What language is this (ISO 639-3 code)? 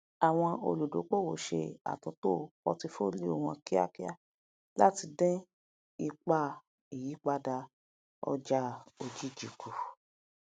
yor